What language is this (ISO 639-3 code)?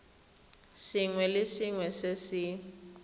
tsn